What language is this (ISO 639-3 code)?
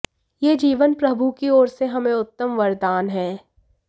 hin